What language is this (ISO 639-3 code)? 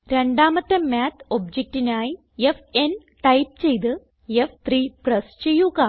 mal